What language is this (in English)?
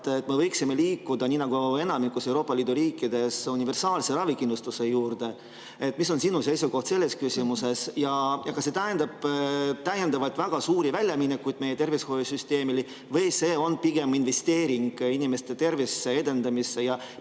Estonian